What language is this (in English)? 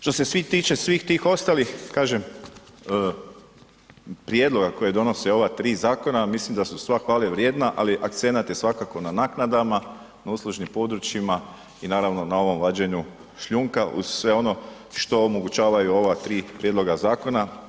Croatian